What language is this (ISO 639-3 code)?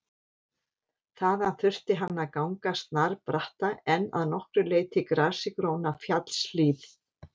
isl